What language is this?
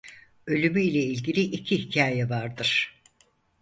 Turkish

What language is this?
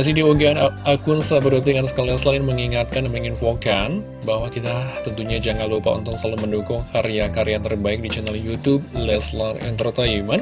Indonesian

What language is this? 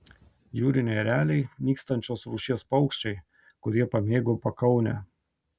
Lithuanian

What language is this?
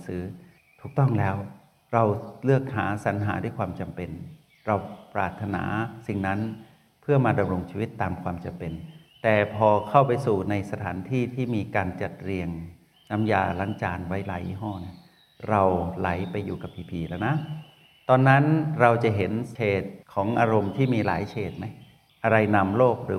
Thai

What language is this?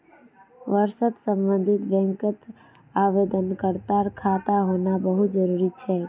Magahi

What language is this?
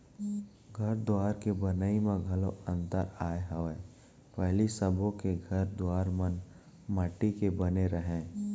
Chhattisgarhi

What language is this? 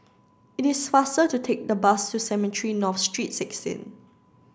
English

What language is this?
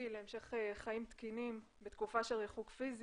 Hebrew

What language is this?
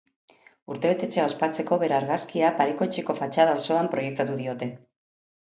Basque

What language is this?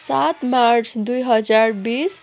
Nepali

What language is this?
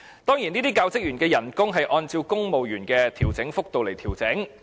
Cantonese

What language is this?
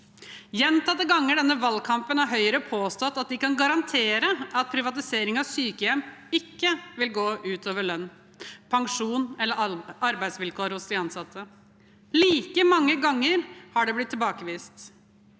Norwegian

